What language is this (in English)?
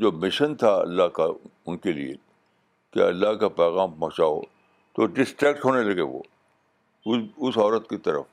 Urdu